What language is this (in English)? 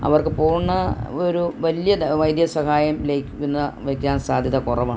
Malayalam